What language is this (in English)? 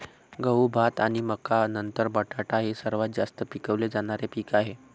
Marathi